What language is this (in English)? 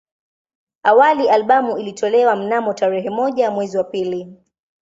Swahili